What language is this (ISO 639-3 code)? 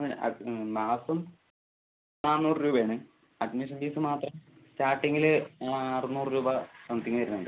mal